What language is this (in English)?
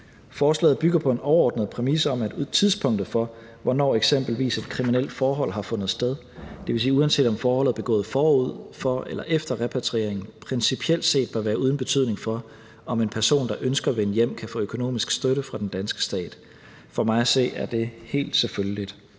Danish